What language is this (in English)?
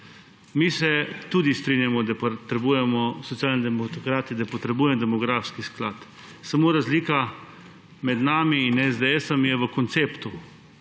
Slovenian